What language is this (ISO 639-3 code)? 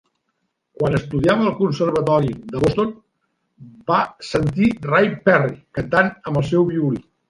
cat